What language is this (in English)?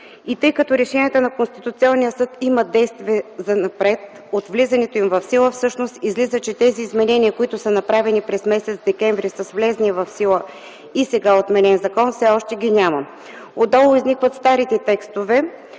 Bulgarian